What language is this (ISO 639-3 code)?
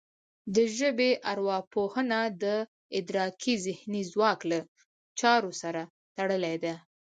pus